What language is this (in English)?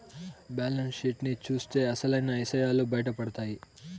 Telugu